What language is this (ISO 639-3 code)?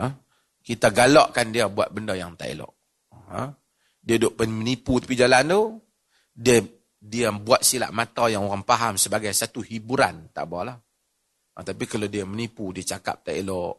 msa